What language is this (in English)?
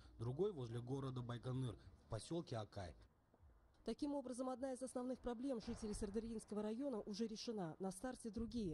Russian